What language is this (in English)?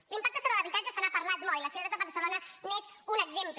Catalan